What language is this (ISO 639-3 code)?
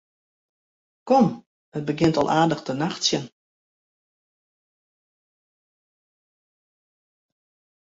fry